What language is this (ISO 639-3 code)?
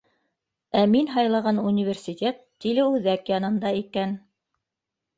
bak